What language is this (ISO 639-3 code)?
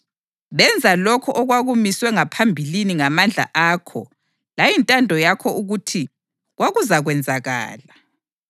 nde